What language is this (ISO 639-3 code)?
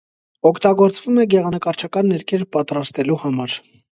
hye